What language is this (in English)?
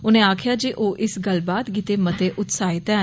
Dogri